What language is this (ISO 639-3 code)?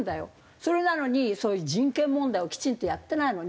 jpn